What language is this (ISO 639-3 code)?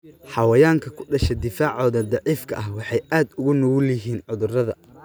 som